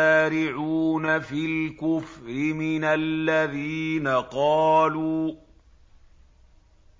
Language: Arabic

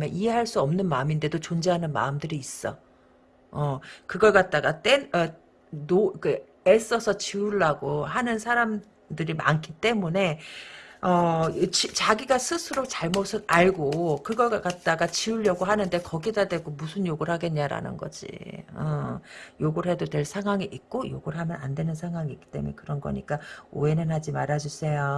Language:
Korean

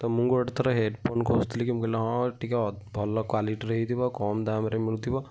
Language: Odia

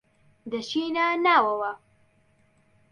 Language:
Central Kurdish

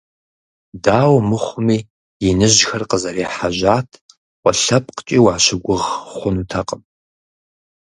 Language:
Kabardian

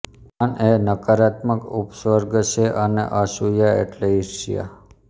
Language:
Gujarati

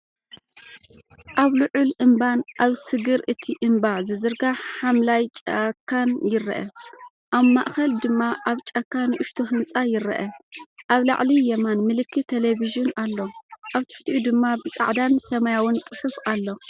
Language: Tigrinya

